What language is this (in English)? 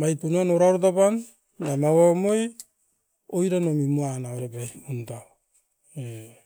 Askopan